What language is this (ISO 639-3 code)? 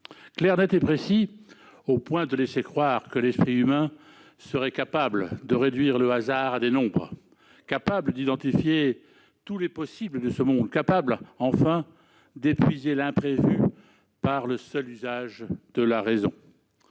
fra